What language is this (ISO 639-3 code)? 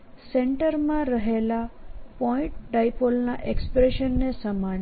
guj